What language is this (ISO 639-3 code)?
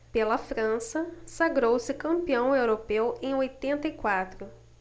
por